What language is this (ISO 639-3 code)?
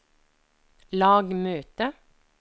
nor